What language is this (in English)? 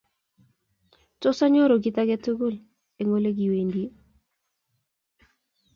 Kalenjin